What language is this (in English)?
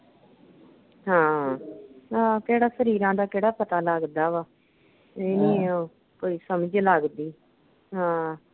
Punjabi